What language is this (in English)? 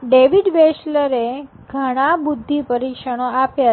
Gujarati